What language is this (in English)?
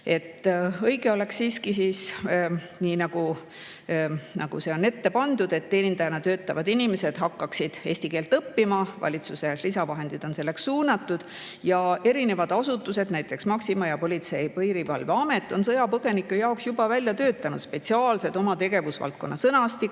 Estonian